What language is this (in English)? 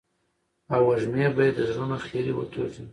Pashto